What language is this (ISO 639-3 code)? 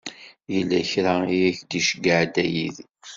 kab